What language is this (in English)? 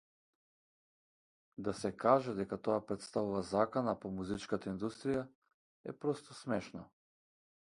Macedonian